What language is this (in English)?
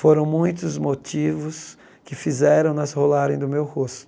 Portuguese